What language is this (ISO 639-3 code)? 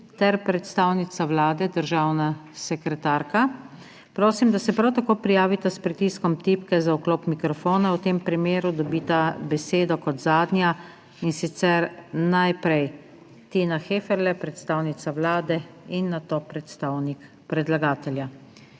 slv